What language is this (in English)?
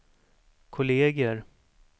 Swedish